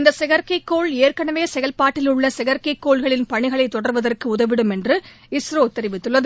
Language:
Tamil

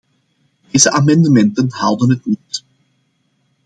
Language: Dutch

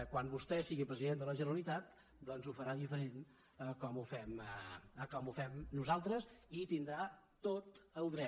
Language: Catalan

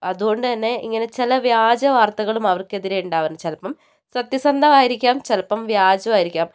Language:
Malayalam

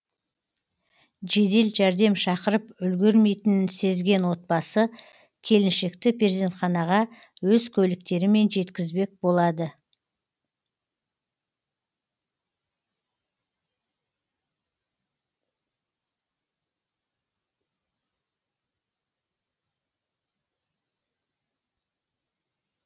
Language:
Kazakh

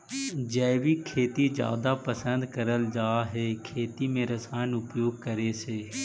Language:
Magahi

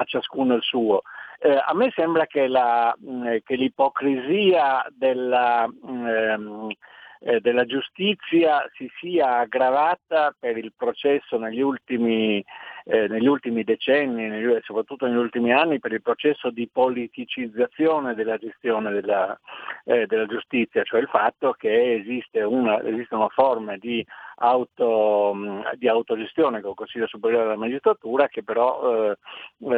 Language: Italian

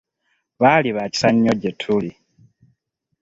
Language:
Ganda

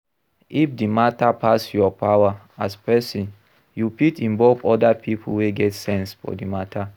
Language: Nigerian Pidgin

